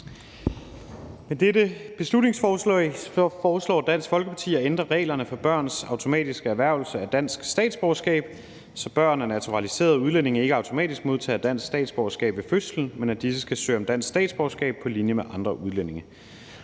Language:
Danish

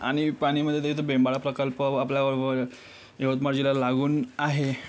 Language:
Marathi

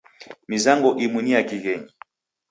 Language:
Taita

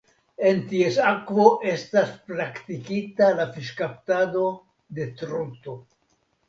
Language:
Esperanto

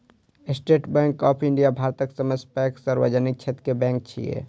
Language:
Maithili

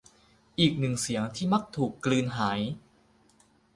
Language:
Thai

